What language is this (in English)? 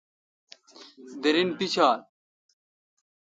Kalkoti